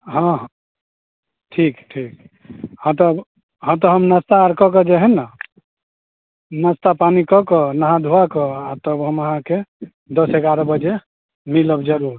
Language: Maithili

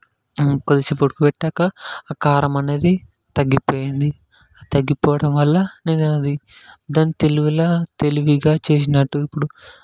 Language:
Telugu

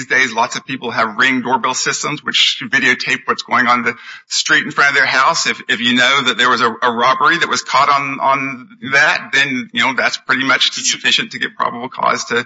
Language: English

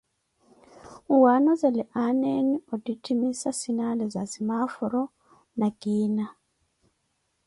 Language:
Koti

